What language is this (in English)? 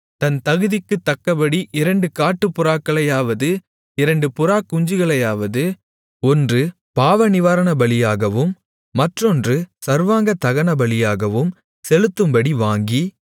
Tamil